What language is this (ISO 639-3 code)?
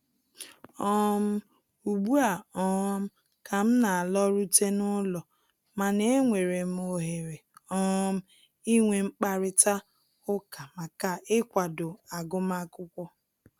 ibo